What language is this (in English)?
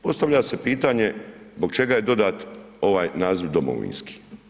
Croatian